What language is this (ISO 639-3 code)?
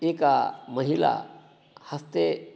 san